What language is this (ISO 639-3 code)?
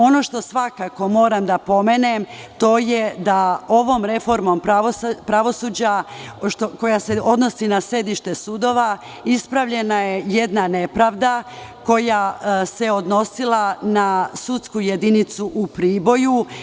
srp